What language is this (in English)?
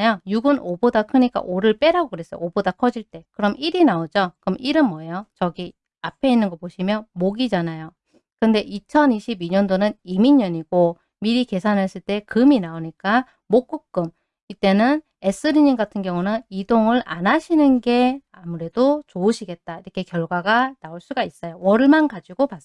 Korean